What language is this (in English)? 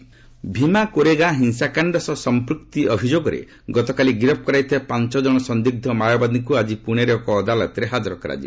Odia